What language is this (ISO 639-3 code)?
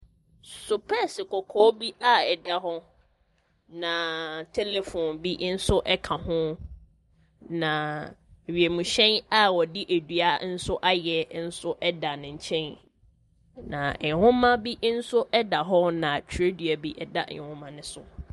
aka